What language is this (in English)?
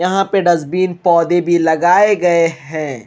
Hindi